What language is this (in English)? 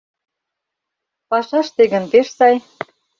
Mari